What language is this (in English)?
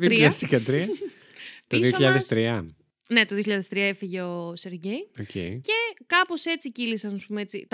Greek